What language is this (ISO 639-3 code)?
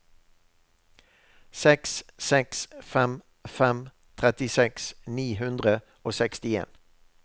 nor